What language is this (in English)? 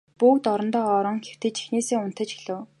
Mongolian